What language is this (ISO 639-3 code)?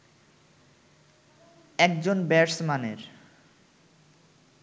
ben